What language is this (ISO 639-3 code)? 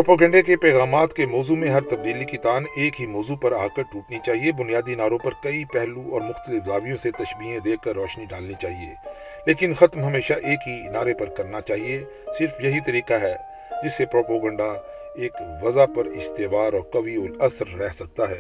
urd